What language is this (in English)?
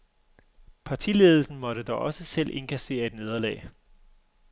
Danish